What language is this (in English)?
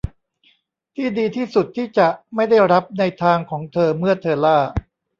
Thai